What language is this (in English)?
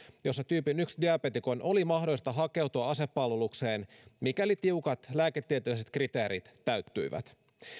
Finnish